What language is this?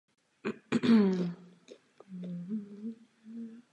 Czech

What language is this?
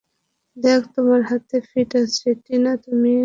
Bangla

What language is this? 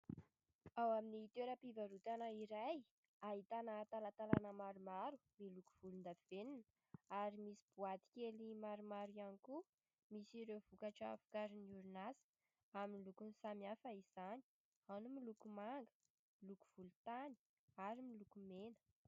Malagasy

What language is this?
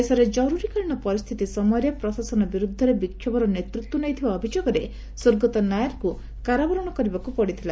Odia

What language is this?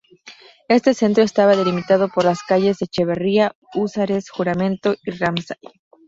Spanish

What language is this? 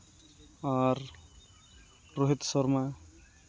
Santali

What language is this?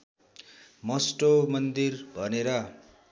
Nepali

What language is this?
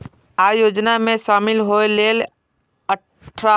Maithili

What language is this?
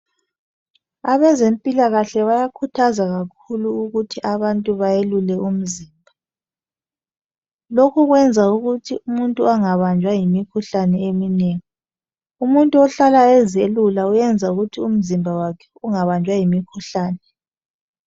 North Ndebele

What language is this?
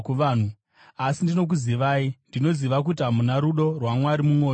Shona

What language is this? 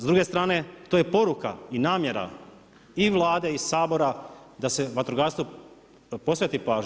Croatian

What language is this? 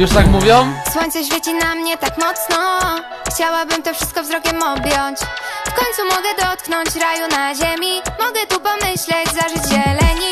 Polish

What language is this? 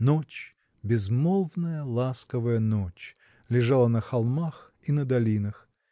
Russian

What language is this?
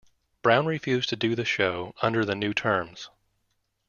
English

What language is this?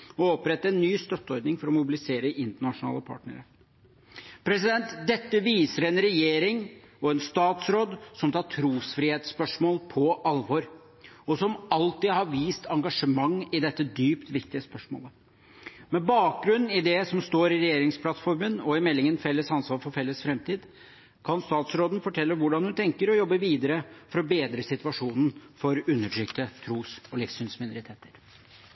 Norwegian Bokmål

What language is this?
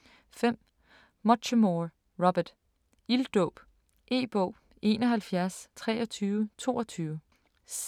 Danish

